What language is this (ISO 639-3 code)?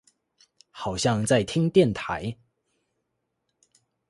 zho